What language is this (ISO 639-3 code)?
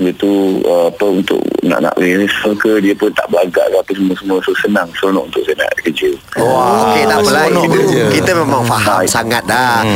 msa